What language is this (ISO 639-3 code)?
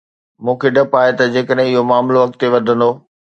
snd